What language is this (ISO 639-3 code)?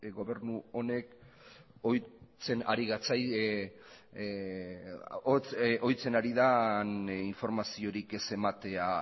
eus